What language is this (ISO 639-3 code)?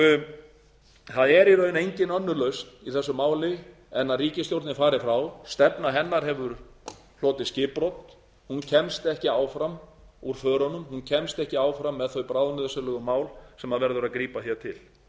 isl